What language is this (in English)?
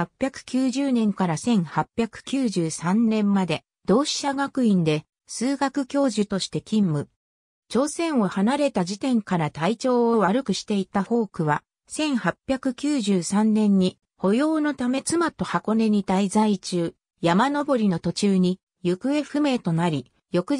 Japanese